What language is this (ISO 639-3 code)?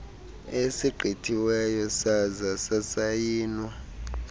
xho